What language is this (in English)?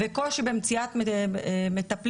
Hebrew